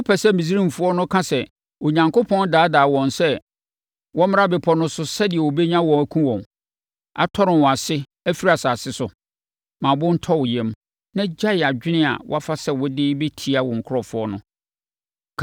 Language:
Akan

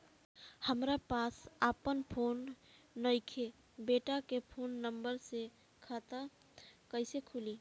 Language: Bhojpuri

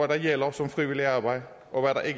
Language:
Danish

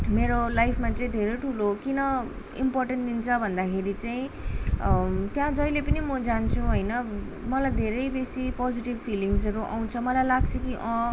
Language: Nepali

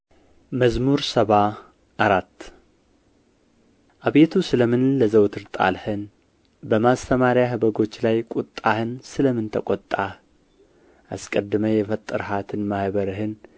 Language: Amharic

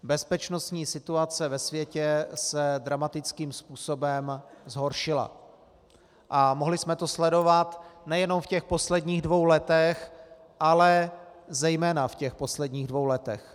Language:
Czech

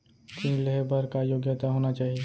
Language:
Chhattisgarhi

